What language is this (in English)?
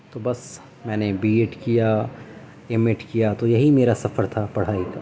Urdu